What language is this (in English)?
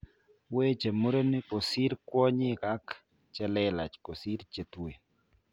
Kalenjin